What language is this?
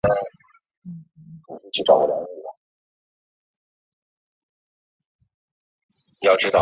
Chinese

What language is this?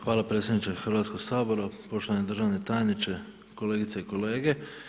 Croatian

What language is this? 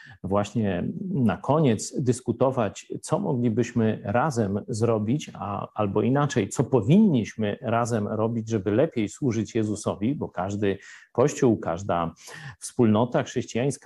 Polish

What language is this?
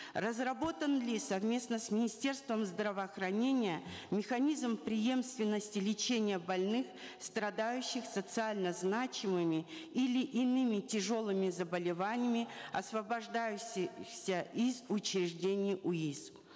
Kazakh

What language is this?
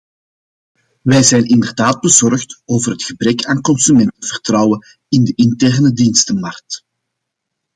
Dutch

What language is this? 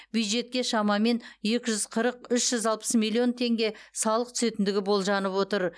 Kazakh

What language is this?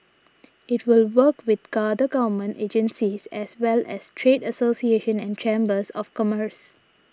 English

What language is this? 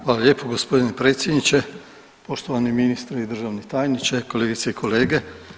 Croatian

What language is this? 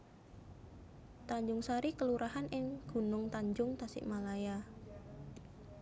Javanese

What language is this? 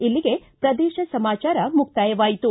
Kannada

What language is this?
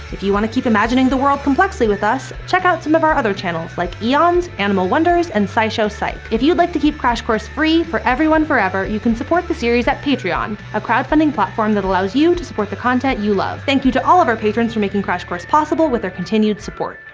English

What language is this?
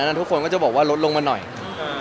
Thai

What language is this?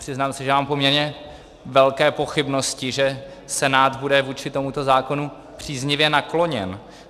Czech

